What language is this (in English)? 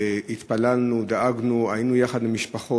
Hebrew